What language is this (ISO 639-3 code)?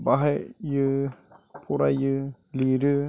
brx